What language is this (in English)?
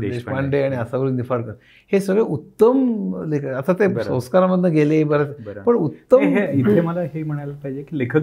Marathi